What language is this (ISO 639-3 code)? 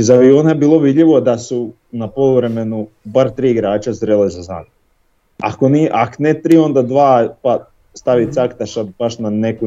hrv